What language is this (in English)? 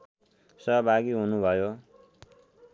Nepali